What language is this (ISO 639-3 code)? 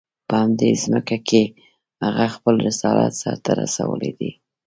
pus